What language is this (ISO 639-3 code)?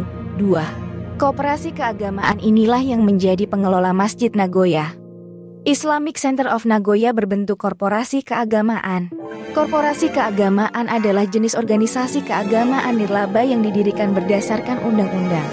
ind